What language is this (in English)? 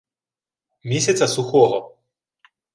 Ukrainian